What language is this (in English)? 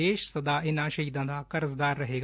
Punjabi